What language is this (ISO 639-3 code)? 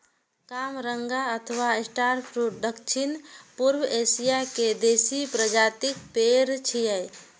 mai